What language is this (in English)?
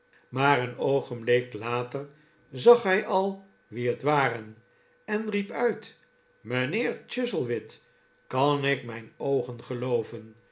Dutch